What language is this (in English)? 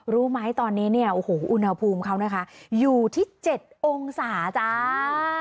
Thai